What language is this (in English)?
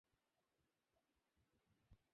Bangla